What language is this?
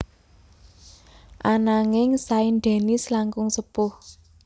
Javanese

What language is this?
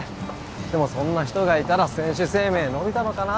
Japanese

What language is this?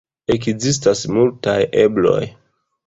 Esperanto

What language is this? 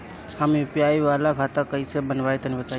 Bhojpuri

